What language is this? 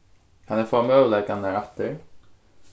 Faroese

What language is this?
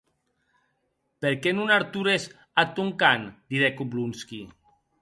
Occitan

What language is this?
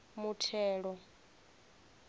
Venda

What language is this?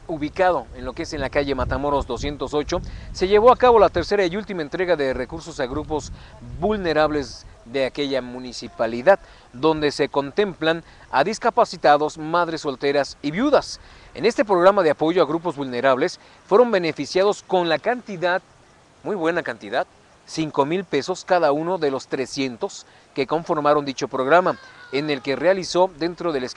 Spanish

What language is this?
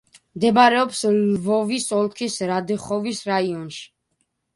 Georgian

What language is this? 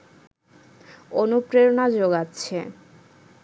Bangla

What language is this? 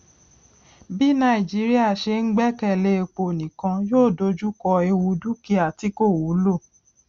Yoruba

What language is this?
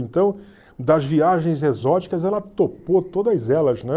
Portuguese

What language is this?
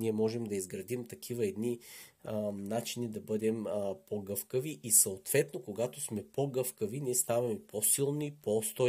Bulgarian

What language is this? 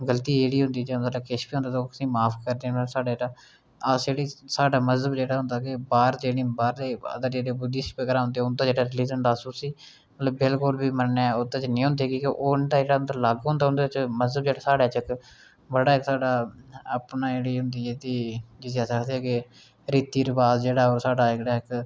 Dogri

